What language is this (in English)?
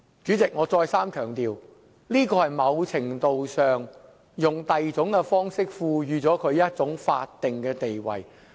Cantonese